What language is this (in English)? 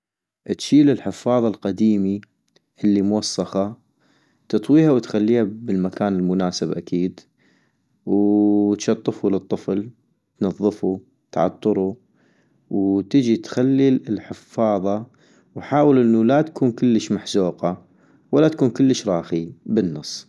North Mesopotamian Arabic